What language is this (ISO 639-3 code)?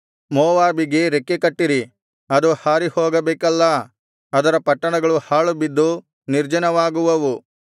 kan